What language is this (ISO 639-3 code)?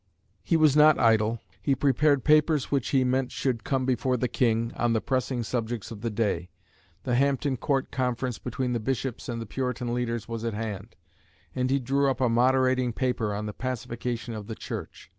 eng